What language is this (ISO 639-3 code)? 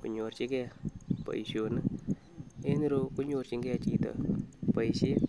kln